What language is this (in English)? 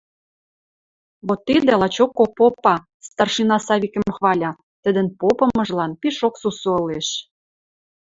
Western Mari